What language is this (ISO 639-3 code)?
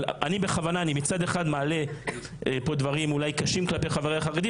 heb